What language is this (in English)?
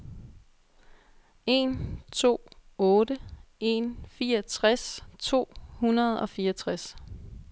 Danish